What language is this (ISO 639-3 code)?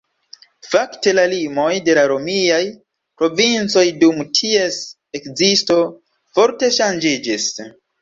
epo